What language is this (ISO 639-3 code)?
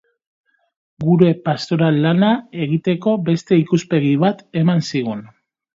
eus